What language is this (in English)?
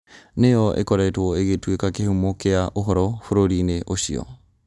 Kikuyu